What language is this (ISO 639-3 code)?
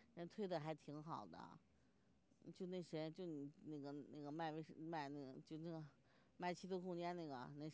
zho